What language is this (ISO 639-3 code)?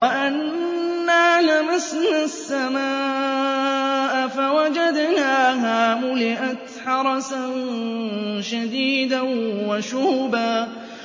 ara